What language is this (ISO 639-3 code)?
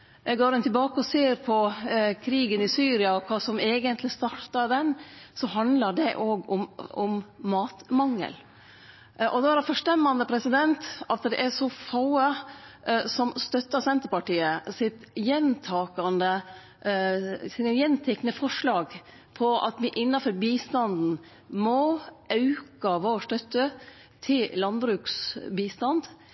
nno